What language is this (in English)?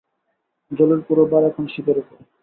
Bangla